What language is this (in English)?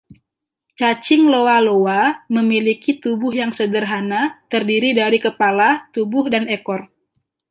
Indonesian